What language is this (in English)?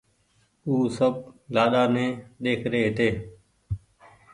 Goaria